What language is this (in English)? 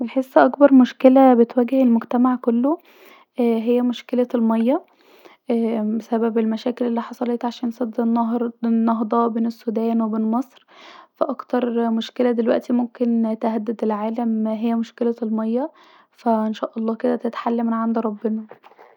Egyptian Arabic